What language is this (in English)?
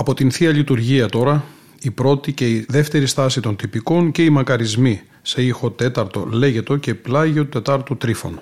Greek